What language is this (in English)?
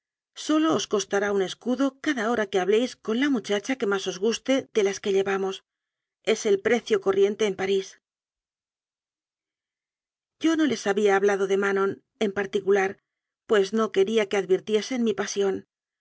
Spanish